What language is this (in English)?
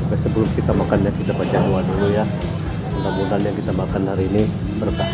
Indonesian